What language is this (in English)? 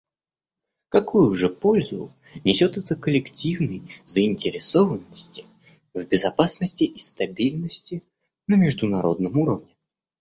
Russian